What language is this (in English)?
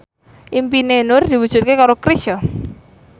Javanese